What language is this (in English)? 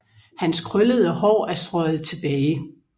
Danish